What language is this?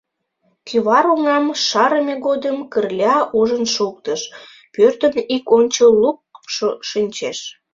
Mari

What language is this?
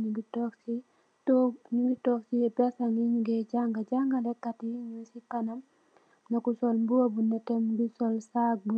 Wolof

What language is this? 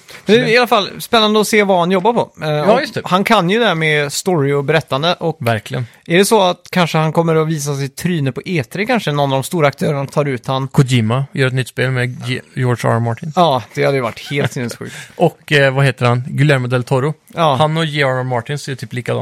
Swedish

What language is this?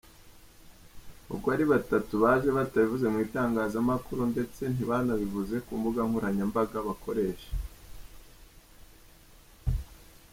Kinyarwanda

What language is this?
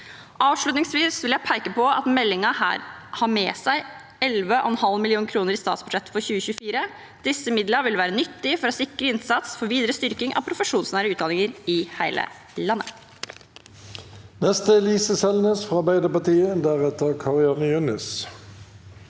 Norwegian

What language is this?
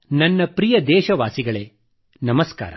Kannada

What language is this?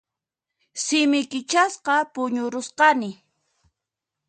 Puno Quechua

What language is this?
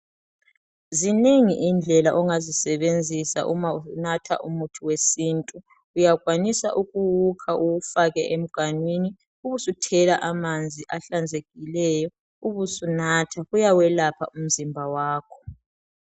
North Ndebele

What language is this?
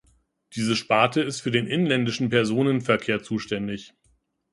German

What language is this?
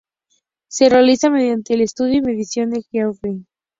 Spanish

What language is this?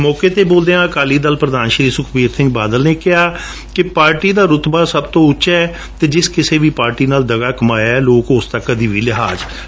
Punjabi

